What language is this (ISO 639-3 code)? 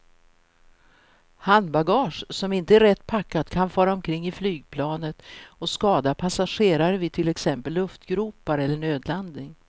swe